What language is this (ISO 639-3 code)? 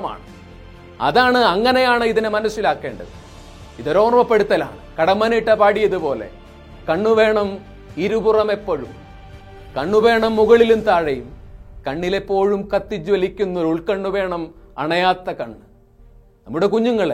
mal